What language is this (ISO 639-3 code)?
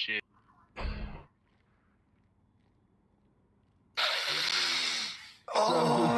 eng